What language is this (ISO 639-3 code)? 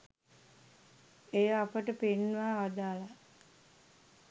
sin